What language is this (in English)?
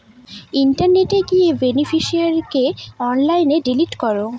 Bangla